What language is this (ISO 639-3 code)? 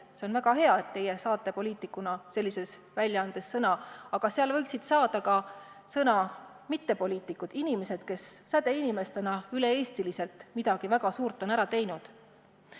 est